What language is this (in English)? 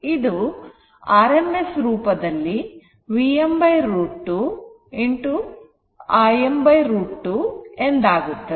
Kannada